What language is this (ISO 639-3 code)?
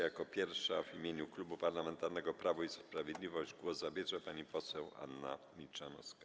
pol